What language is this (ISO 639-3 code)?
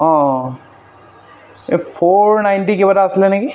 asm